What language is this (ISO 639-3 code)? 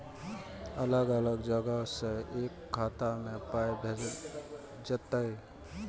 mai